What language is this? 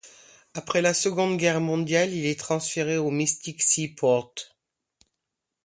French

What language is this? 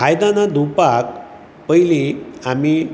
Konkani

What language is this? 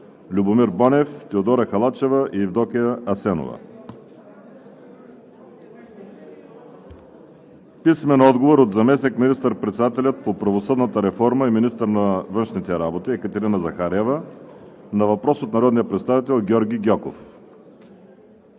Bulgarian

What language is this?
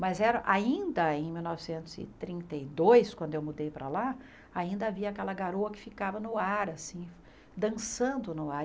Portuguese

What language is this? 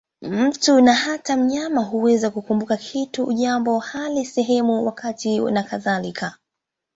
Swahili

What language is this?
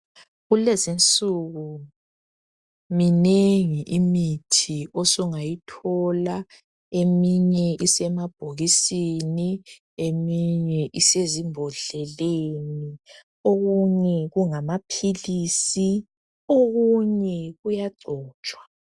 North Ndebele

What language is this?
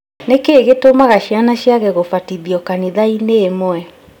Kikuyu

